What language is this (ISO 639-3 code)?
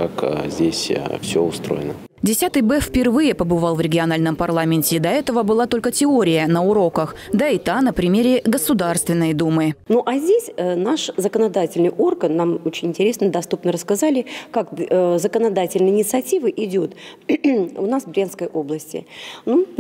rus